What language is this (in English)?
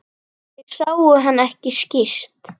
Icelandic